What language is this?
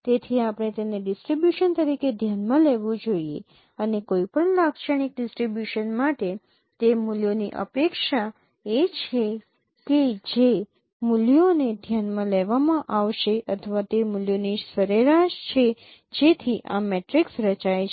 Gujarati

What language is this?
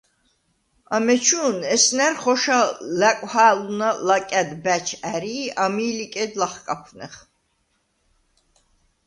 Svan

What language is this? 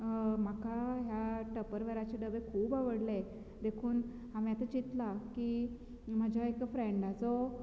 Konkani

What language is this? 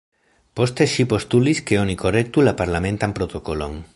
Esperanto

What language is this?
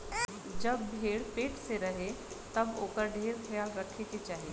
Bhojpuri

